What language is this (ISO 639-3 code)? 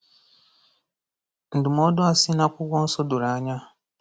ibo